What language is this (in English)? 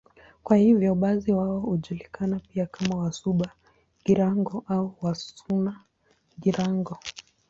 Swahili